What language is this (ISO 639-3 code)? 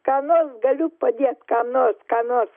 lit